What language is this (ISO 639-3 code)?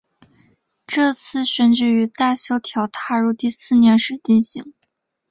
zho